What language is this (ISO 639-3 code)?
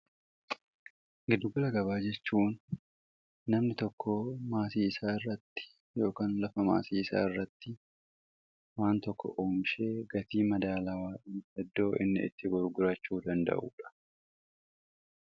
orm